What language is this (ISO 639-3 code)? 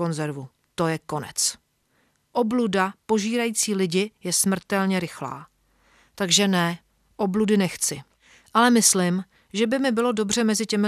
ces